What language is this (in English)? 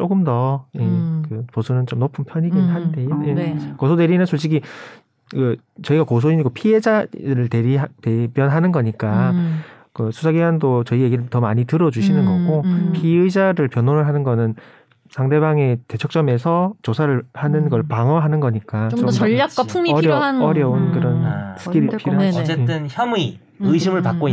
Korean